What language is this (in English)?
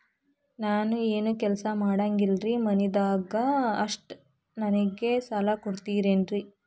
Kannada